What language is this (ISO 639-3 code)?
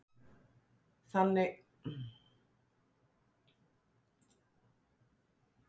isl